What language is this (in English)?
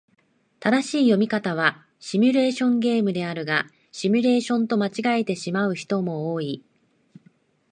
Japanese